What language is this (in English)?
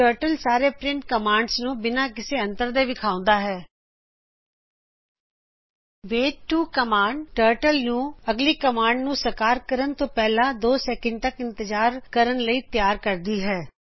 Punjabi